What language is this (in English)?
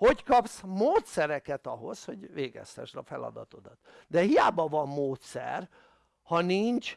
Hungarian